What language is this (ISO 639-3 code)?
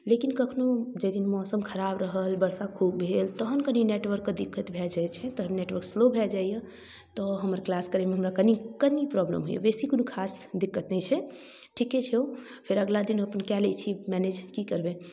mai